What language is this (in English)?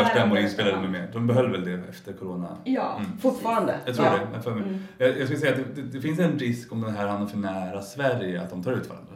Swedish